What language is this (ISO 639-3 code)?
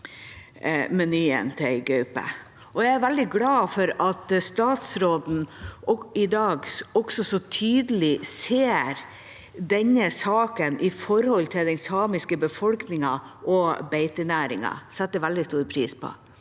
nor